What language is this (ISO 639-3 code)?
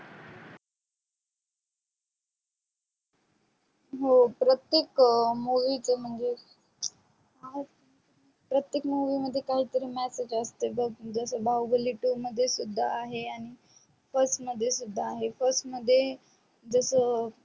mar